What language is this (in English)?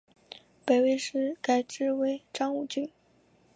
Chinese